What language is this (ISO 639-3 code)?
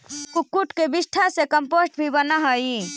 mag